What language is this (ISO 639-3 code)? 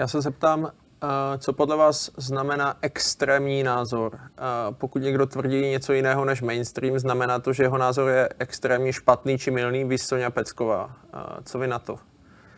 ces